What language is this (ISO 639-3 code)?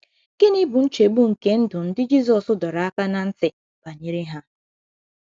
ibo